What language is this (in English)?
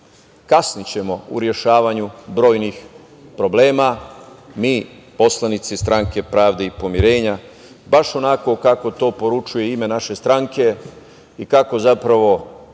Serbian